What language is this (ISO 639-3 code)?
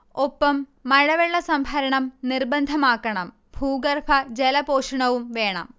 mal